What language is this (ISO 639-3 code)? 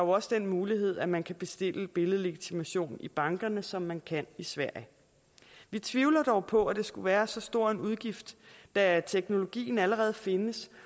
dan